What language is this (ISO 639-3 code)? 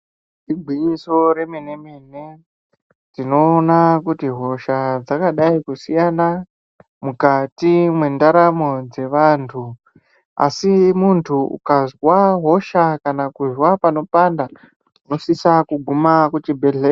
ndc